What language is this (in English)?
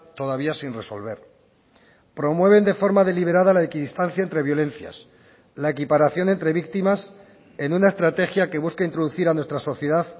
Spanish